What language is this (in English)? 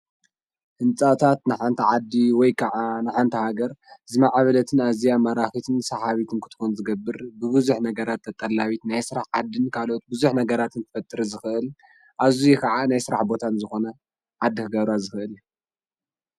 Tigrinya